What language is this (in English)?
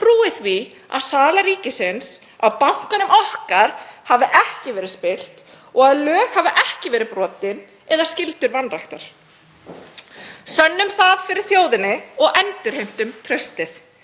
Icelandic